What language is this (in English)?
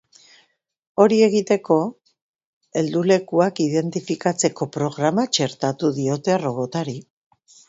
Basque